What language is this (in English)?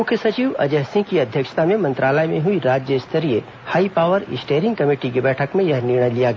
Hindi